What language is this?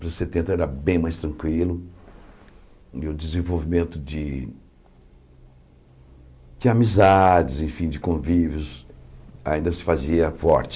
Portuguese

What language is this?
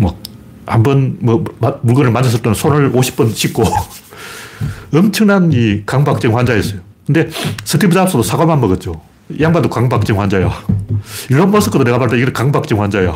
Korean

